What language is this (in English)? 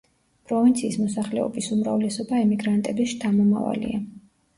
Georgian